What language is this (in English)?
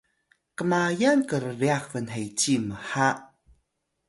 Atayal